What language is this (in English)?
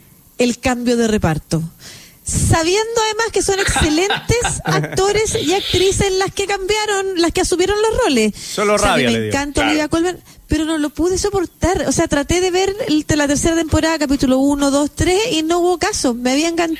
Spanish